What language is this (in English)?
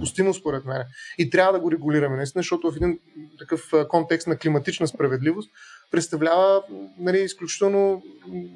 Bulgarian